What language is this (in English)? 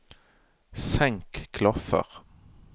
Norwegian